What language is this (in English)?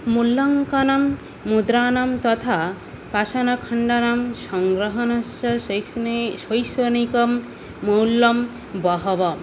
Sanskrit